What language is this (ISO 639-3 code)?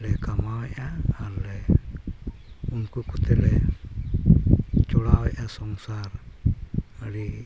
sat